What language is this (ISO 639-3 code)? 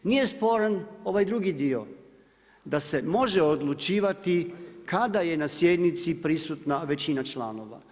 hrv